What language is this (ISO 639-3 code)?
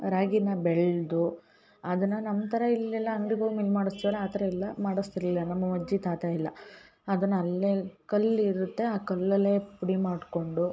kan